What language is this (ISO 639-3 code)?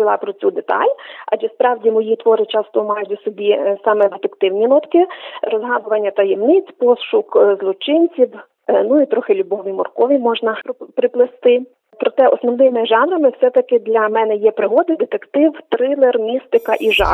ukr